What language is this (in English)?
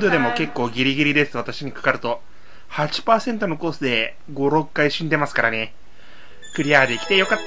Japanese